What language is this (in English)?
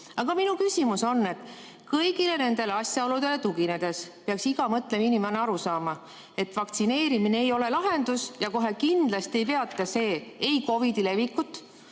Estonian